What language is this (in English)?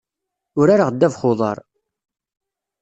Kabyle